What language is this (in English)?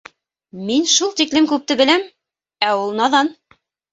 Bashkir